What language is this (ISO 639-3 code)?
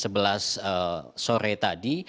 ind